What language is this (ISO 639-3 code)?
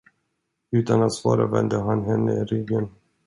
swe